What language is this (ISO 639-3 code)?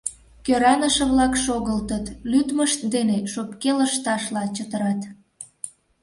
chm